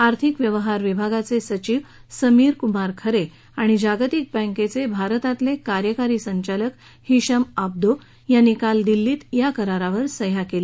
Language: Marathi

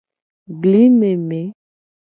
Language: Gen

